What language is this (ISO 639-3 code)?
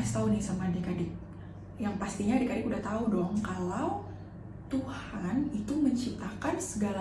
ind